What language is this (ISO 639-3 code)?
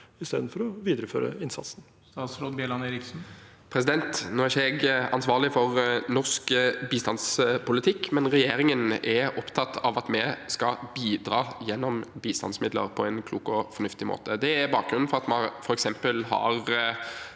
nor